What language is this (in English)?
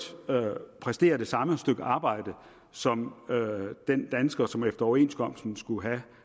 Danish